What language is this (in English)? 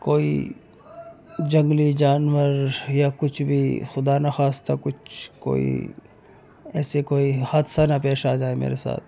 Urdu